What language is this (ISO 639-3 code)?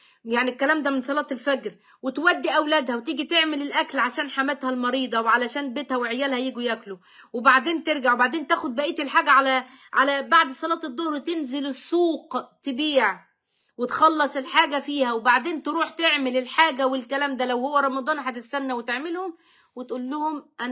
ara